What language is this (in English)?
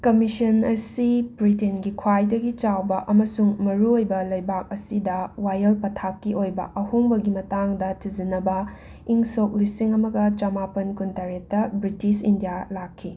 Manipuri